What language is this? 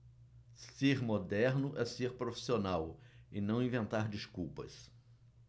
Portuguese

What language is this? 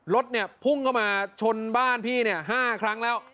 Thai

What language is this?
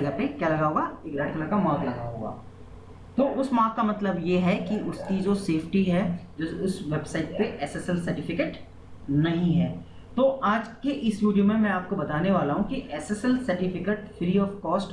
Hindi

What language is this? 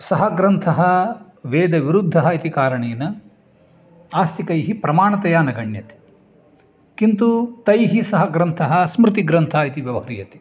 Sanskrit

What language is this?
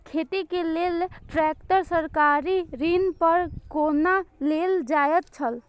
Maithili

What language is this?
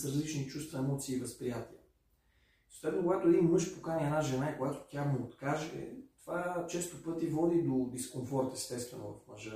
Bulgarian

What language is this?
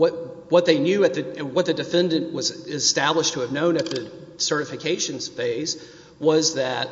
English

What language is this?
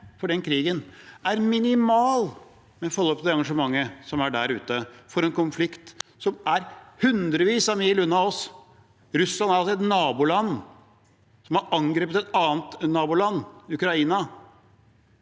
Norwegian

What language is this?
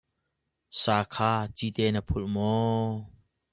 Hakha Chin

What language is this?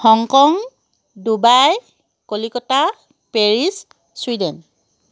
Assamese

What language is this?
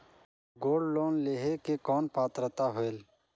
Chhattisgarhi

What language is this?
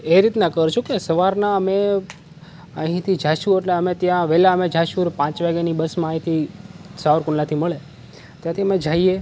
Gujarati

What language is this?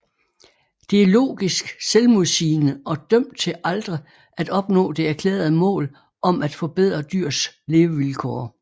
Danish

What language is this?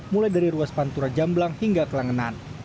Indonesian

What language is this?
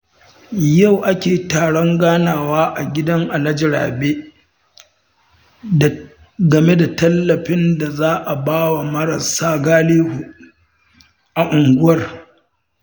Hausa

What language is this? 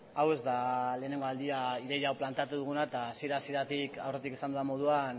Basque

